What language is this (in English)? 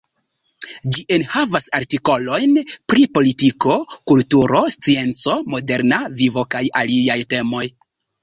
Esperanto